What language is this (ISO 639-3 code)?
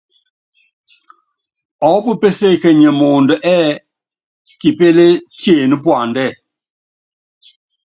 yav